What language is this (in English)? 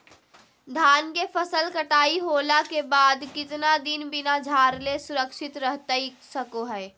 Magahi